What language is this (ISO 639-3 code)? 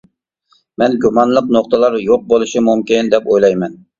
uig